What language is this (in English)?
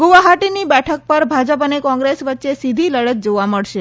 Gujarati